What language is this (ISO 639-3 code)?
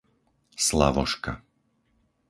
slk